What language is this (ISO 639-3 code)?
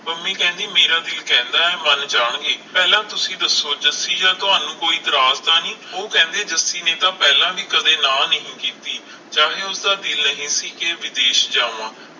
pan